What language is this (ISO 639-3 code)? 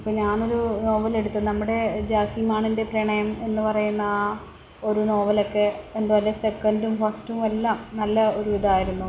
mal